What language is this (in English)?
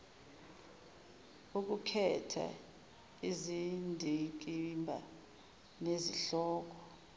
Zulu